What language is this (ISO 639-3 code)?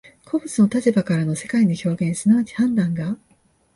jpn